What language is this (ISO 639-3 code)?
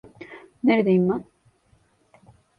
tur